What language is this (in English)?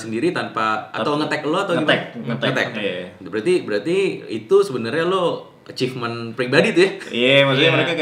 Indonesian